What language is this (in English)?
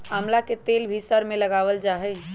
Magahi